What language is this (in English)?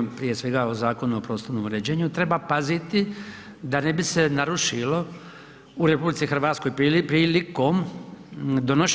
Croatian